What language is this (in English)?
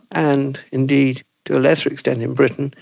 English